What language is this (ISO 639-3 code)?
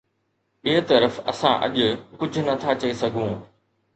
snd